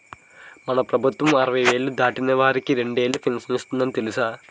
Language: Telugu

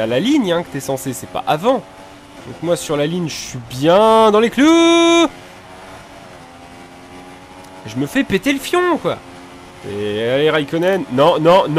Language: French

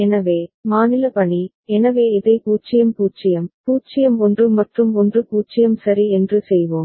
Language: Tamil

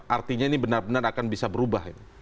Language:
Indonesian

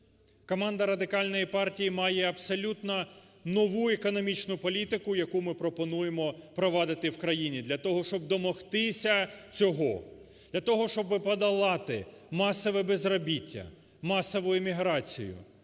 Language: Ukrainian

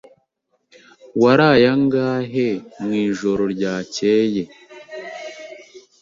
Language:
Kinyarwanda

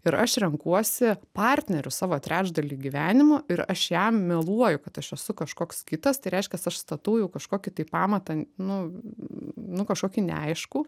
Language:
Lithuanian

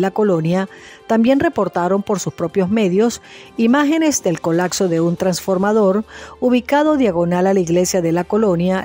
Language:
Spanish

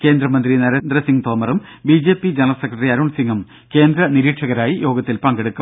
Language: Malayalam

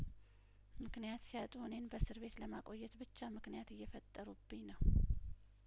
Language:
Amharic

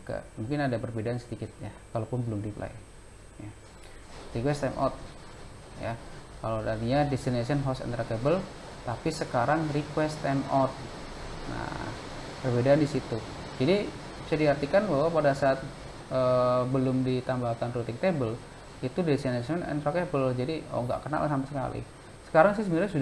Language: Indonesian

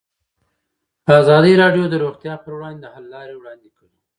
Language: Pashto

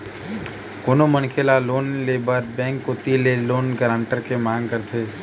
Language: Chhattisgarhi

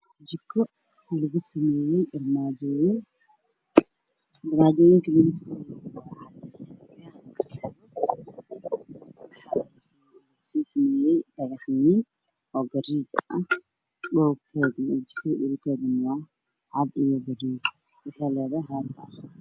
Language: Somali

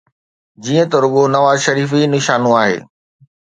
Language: Sindhi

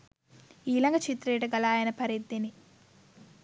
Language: Sinhala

